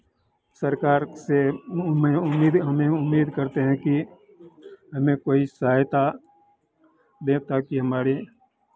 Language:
Hindi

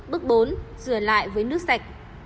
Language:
Vietnamese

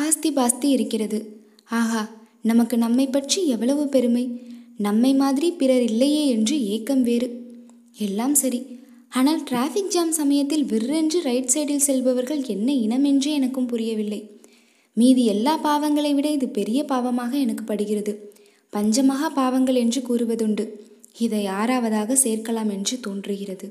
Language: Tamil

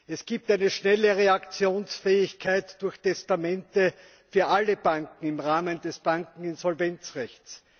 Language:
German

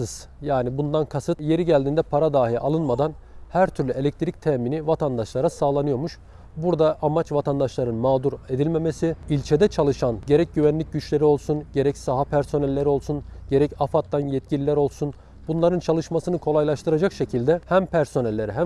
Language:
Turkish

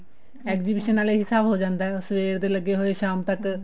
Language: Punjabi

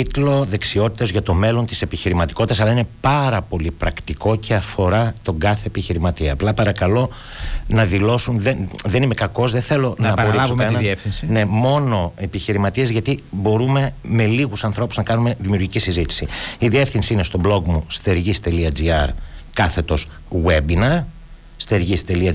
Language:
Greek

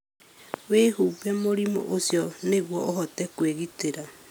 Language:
Kikuyu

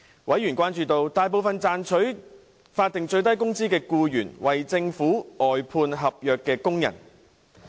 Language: Cantonese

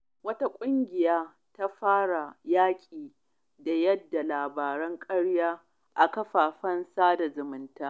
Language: Hausa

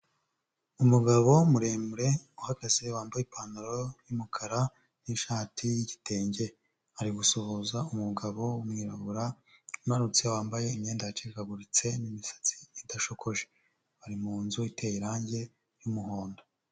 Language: Kinyarwanda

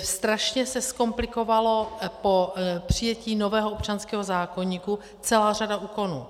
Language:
Czech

